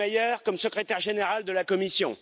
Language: French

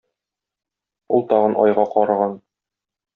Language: Tatar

